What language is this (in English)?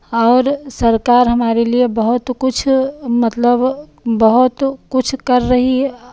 Hindi